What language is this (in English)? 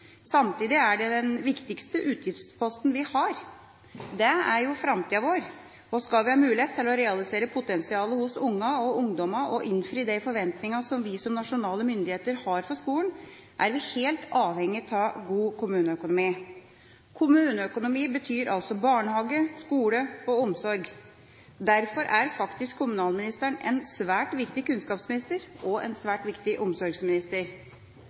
Norwegian Bokmål